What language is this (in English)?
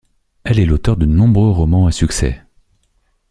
French